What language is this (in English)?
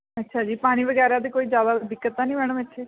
Punjabi